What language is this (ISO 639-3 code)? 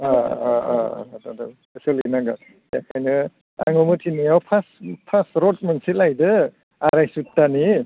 brx